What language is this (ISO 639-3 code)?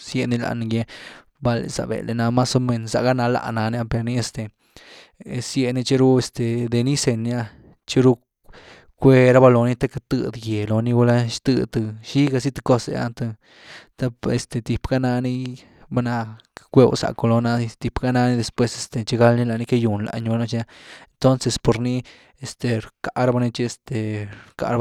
ztu